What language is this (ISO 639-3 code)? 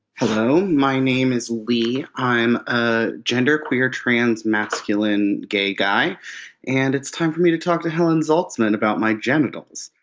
eng